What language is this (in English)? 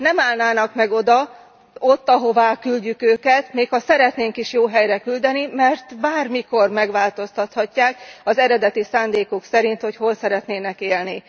Hungarian